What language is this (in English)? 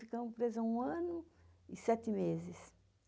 Portuguese